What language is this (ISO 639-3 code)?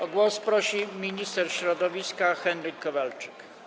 pol